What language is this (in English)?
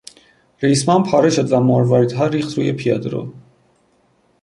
Persian